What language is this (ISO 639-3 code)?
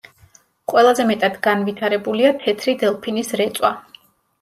kat